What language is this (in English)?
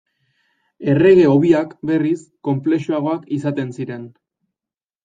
Basque